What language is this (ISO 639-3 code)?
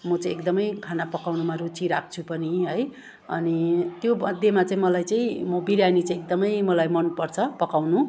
nep